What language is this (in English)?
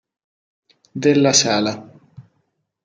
Italian